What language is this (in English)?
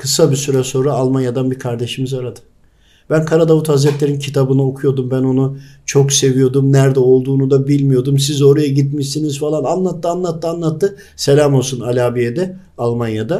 Turkish